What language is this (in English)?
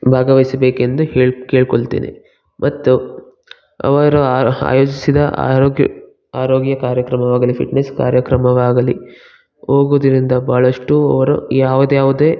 Kannada